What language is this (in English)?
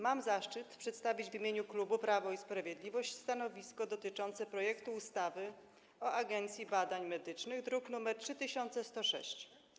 Polish